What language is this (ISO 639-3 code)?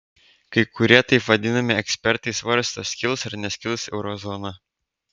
lit